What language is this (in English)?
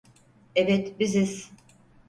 Turkish